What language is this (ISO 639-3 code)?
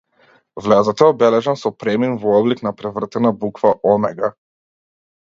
mkd